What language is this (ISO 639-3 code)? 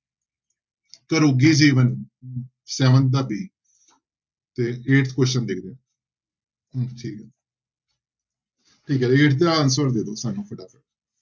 pan